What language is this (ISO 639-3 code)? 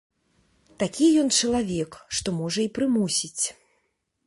bel